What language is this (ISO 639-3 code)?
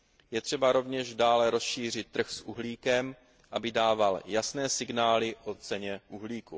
ces